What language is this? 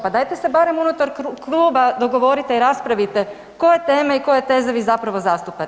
Croatian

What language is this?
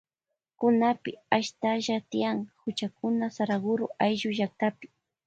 Loja Highland Quichua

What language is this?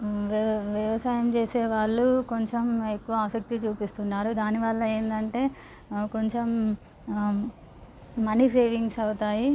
Telugu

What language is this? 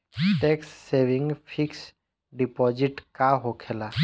Bhojpuri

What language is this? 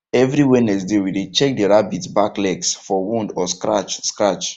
Nigerian Pidgin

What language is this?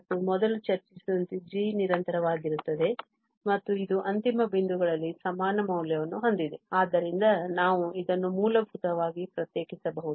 Kannada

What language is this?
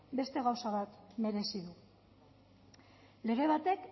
Basque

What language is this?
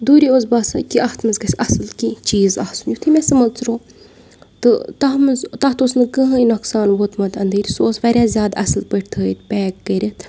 Kashmiri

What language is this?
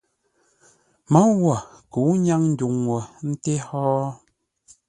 Ngombale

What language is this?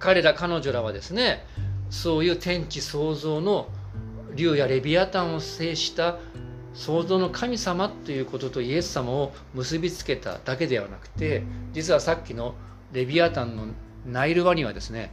Japanese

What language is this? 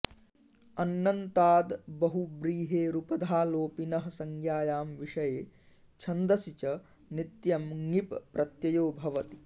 Sanskrit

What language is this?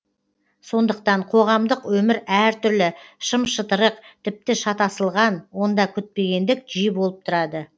Kazakh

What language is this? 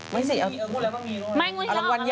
Thai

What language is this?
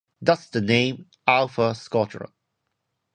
English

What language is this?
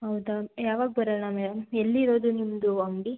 Kannada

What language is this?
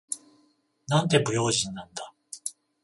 Japanese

